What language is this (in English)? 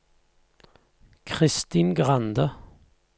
Norwegian